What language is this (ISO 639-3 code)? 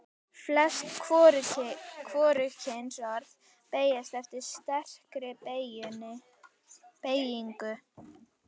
isl